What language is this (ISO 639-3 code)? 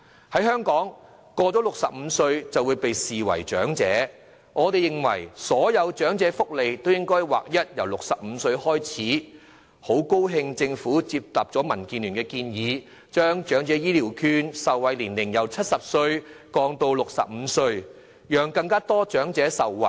yue